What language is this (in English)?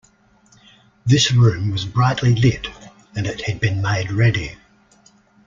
English